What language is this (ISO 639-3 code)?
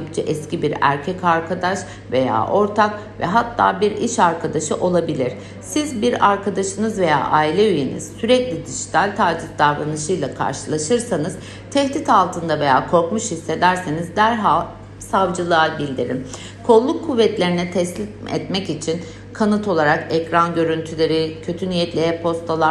tur